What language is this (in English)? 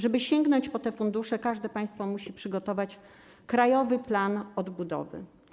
Polish